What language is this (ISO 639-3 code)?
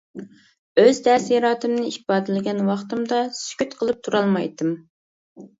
uig